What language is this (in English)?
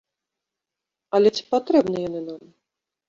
Belarusian